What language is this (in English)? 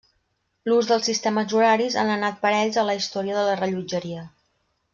Catalan